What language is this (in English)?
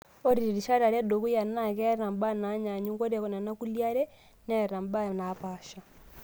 Masai